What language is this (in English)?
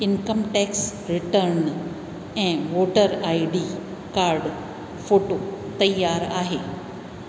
Sindhi